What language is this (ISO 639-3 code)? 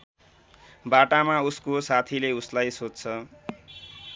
nep